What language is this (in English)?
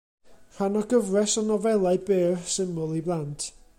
Welsh